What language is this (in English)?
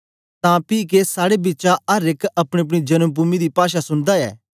Dogri